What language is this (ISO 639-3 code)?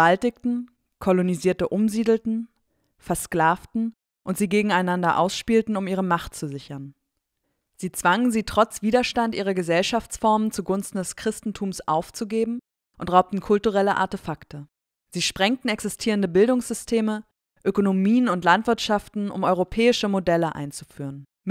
deu